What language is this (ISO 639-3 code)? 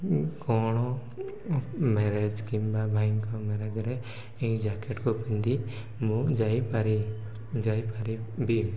ori